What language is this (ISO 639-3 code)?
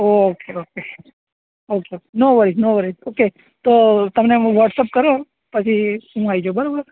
guj